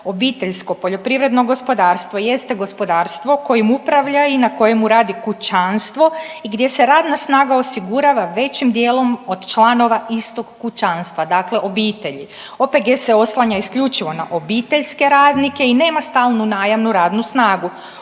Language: Croatian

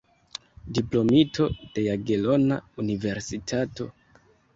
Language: Esperanto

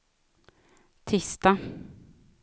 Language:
Swedish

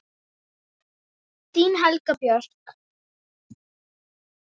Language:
Icelandic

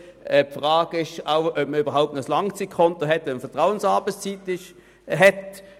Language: Swiss German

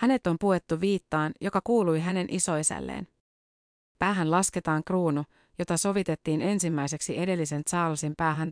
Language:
Finnish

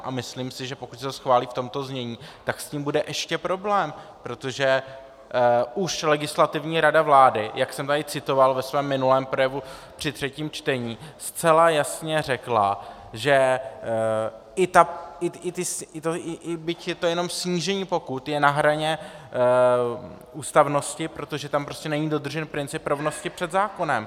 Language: Czech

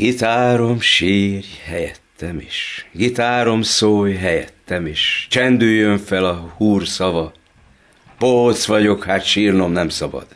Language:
Hungarian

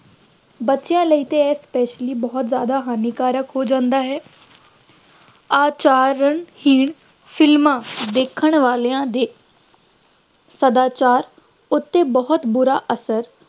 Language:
Punjabi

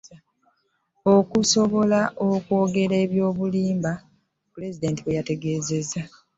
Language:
Ganda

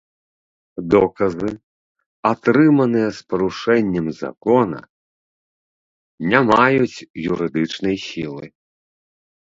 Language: Belarusian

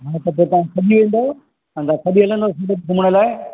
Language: Sindhi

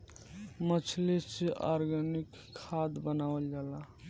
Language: Bhojpuri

